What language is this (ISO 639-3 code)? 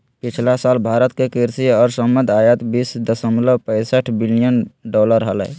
mag